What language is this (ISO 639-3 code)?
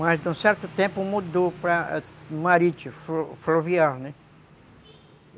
por